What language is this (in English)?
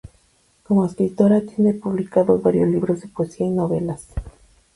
Spanish